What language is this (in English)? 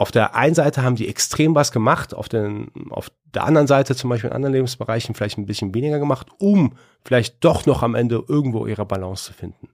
German